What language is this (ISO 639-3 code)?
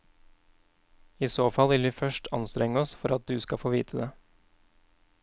nor